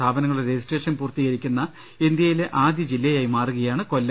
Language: Malayalam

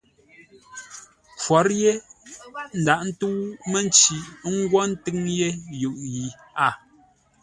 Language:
Ngombale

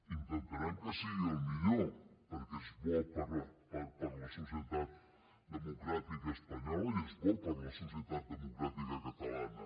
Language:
Catalan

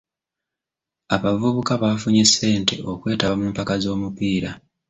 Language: Ganda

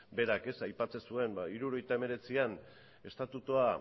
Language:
Basque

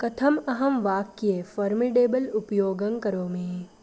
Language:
Sanskrit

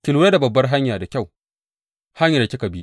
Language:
Hausa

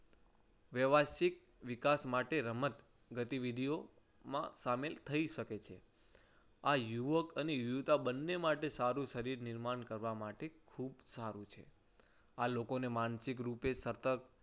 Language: Gujarati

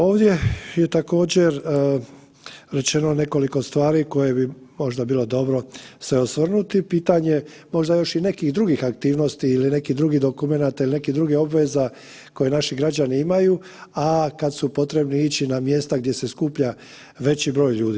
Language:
Croatian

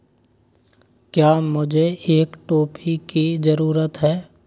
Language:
Hindi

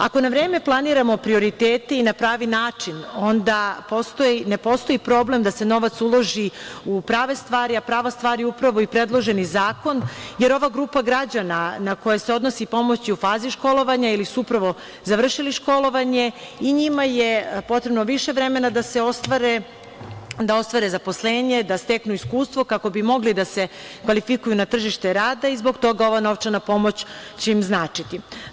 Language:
Serbian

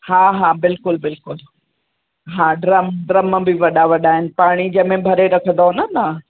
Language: Sindhi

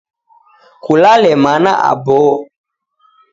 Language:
Taita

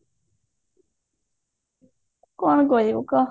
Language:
Odia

